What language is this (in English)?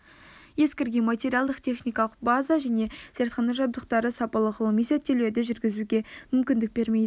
Kazakh